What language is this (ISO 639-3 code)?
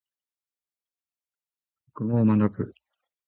jpn